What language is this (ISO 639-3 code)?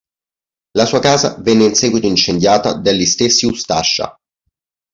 ita